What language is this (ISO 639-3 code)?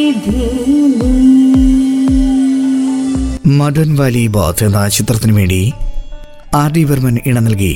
mal